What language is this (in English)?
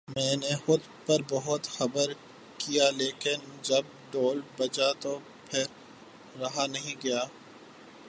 Urdu